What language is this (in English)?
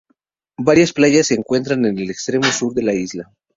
Spanish